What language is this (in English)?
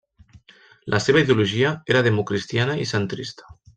Catalan